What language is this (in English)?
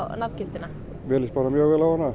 Icelandic